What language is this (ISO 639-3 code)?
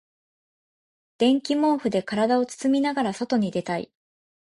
jpn